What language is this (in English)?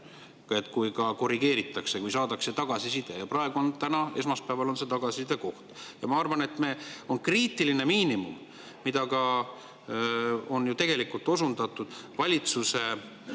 Estonian